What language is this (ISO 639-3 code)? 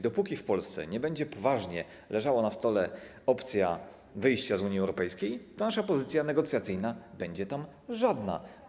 pol